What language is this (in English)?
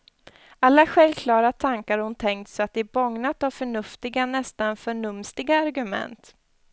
Swedish